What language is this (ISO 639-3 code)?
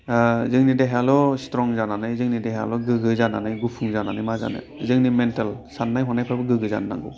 brx